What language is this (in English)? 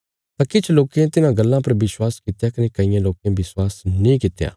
Bilaspuri